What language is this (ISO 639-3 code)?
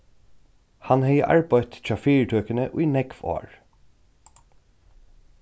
fao